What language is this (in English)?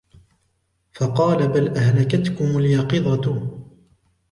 Arabic